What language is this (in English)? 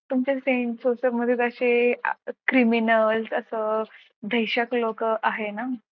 Marathi